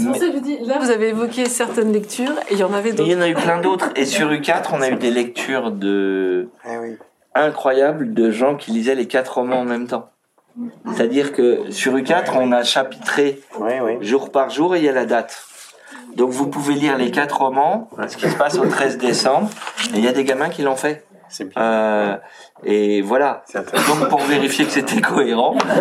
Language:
French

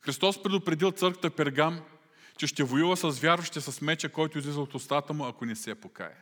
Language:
Bulgarian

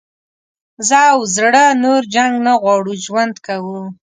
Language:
Pashto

